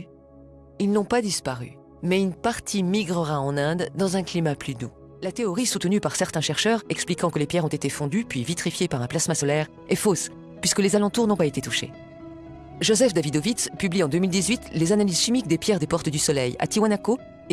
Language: French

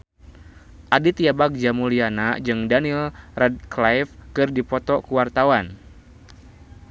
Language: Sundanese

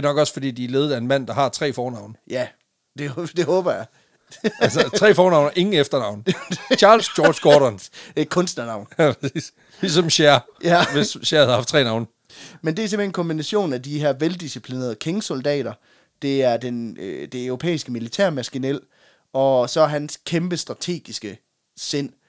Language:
Danish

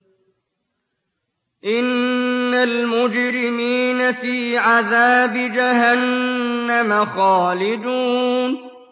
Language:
Arabic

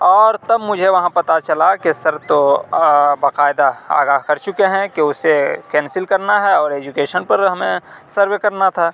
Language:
Urdu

